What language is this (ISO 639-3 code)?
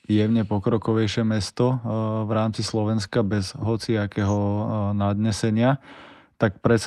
slk